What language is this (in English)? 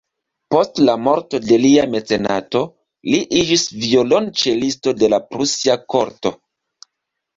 Esperanto